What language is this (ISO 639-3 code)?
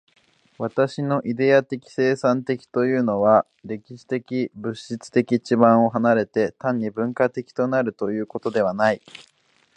jpn